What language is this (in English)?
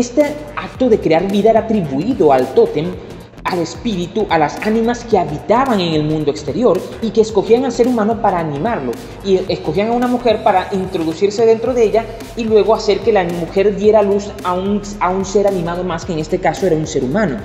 Spanish